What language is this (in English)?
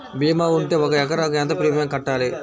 Telugu